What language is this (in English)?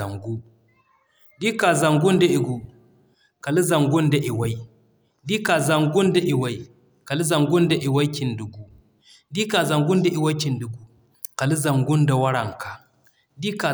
Zarma